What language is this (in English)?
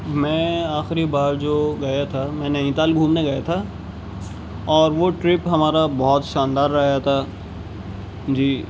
Urdu